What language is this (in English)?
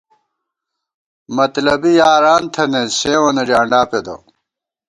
Gawar-Bati